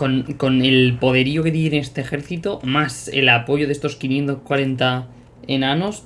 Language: Spanish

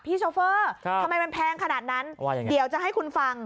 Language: Thai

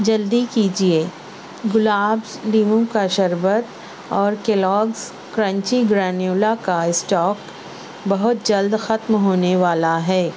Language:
Urdu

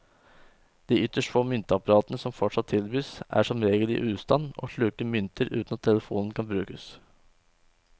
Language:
Norwegian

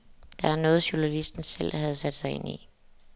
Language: Danish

